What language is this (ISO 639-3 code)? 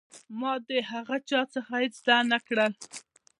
pus